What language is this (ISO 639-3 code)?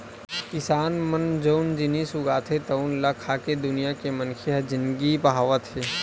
hne